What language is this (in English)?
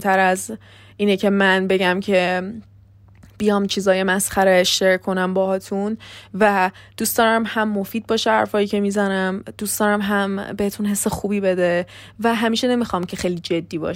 Persian